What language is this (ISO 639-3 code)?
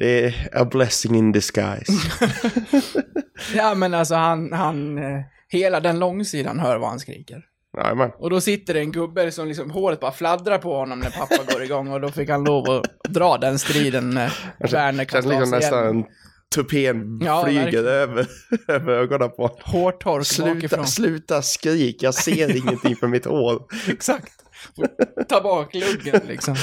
swe